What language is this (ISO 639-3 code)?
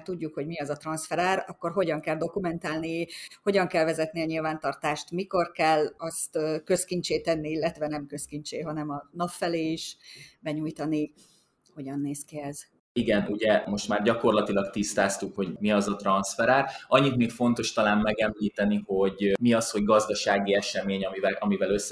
hun